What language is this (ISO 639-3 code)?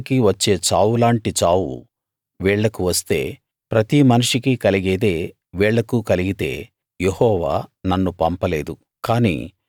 tel